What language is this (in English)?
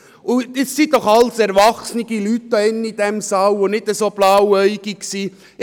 Swiss German